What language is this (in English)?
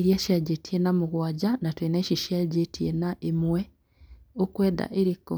Kikuyu